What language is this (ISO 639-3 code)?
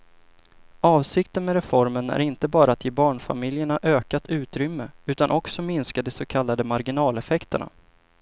swe